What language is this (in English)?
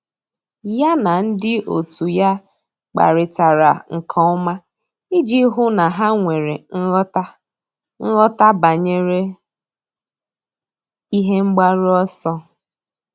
Igbo